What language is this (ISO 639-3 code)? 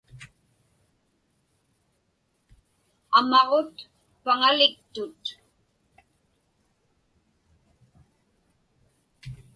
ipk